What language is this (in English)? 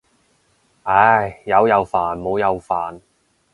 Cantonese